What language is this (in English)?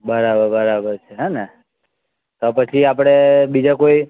Gujarati